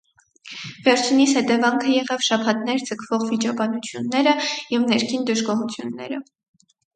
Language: Armenian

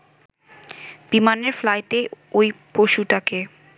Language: Bangla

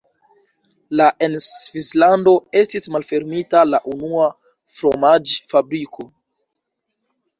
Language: Esperanto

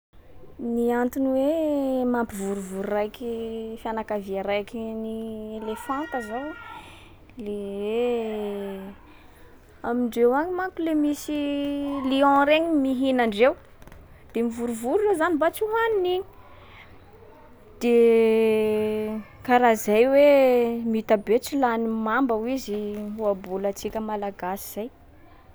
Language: Sakalava Malagasy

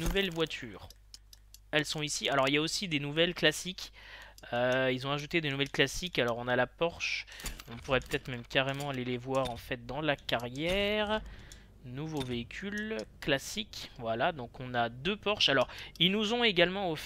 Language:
French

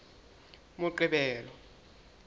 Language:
Southern Sotho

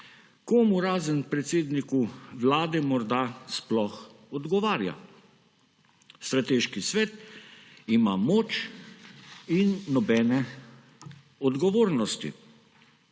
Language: Slovenian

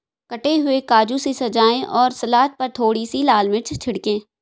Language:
Hindi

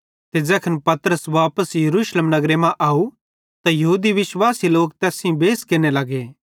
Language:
Bhadrawahi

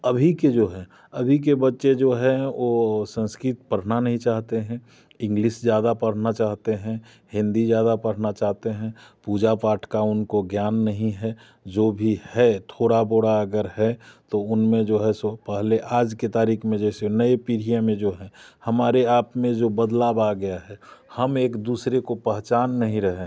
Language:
Hindi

